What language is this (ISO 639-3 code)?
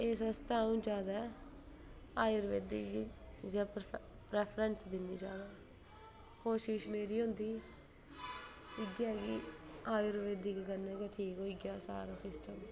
doi